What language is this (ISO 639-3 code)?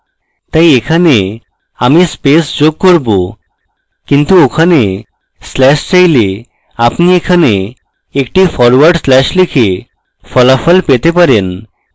ben